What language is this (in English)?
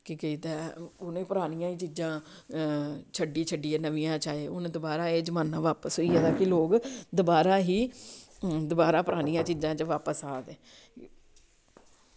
Dogri